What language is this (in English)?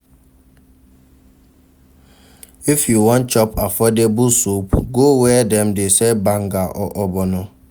Nigerian Pidgin